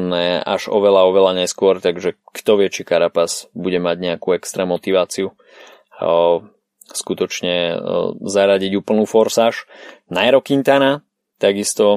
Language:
Slovak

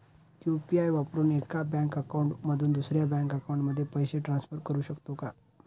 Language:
Marathi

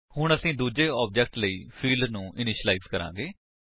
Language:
Punjabi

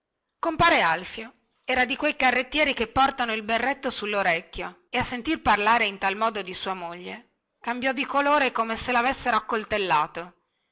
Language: Italian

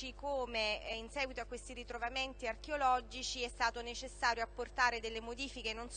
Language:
Italian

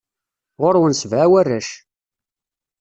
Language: Kabyle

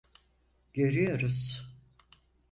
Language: Turkish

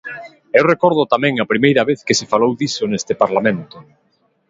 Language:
Galician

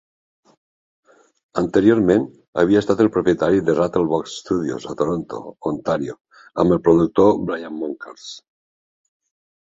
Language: Catalan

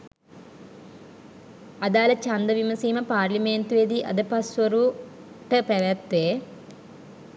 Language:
Sinhala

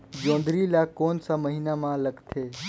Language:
Chhattisgarhi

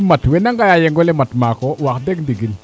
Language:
Serer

